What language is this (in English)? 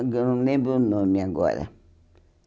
Portuguese